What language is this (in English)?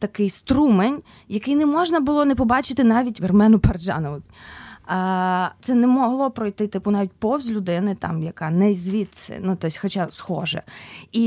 Ukrainian